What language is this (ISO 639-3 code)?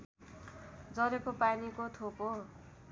nep